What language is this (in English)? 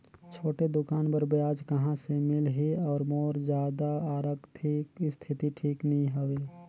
Chhattisgarhi